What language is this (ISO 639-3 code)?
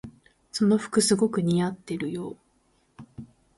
jpn